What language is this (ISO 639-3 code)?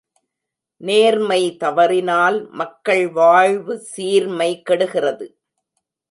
tam